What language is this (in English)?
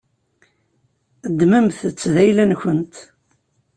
Kabyle